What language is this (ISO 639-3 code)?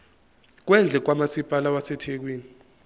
zul